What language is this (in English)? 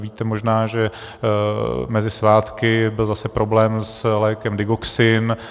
Czech